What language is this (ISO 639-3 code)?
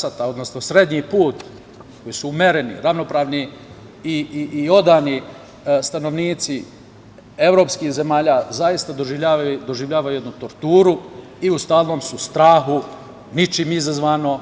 srp